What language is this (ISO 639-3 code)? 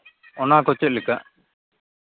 sat